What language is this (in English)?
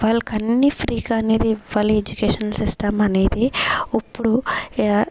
Telugu